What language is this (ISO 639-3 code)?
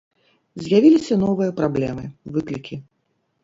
bel